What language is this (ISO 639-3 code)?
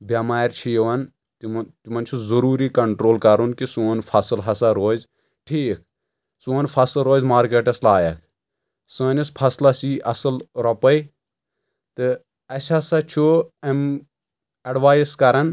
kas